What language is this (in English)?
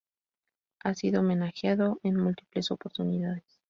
Spanish